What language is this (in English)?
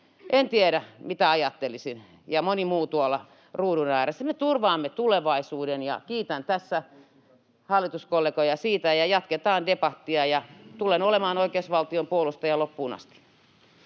Finnish